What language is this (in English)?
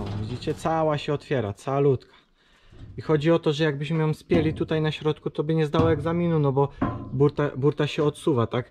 Polish